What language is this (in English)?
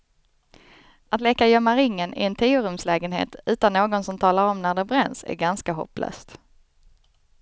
Swedish